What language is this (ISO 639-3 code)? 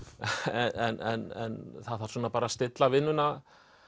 isl